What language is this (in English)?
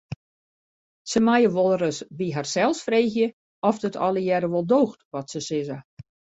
Western Frisian